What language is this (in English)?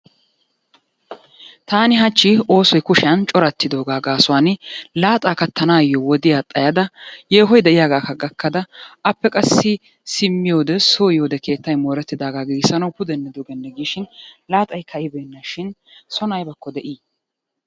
Wolaytta